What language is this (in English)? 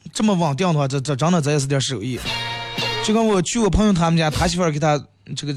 Chinese